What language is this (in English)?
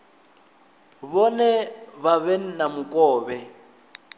Venda